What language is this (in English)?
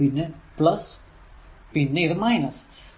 Malayalam